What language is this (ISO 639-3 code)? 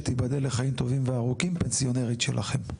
heb